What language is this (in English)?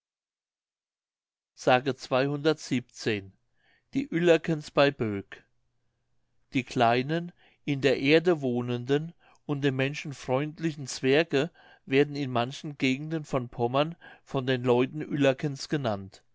German